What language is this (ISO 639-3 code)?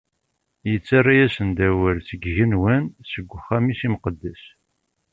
kab